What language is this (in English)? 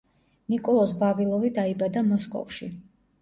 Georgian